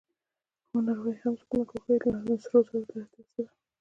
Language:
Pashto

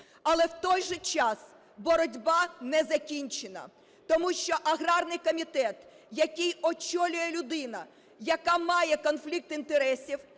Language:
Ukrainian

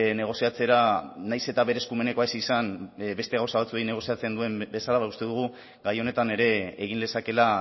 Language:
Basque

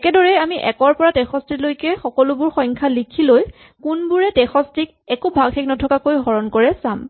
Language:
Assamese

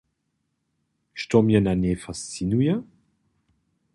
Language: Upper Sorbian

